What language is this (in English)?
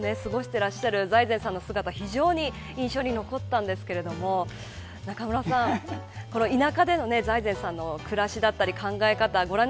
Japanese